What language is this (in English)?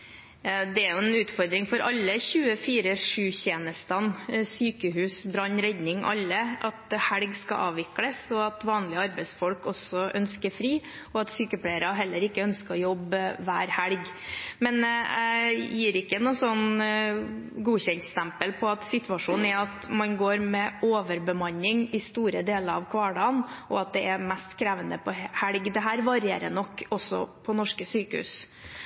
Norwegian